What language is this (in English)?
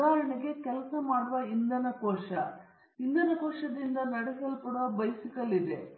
Kannada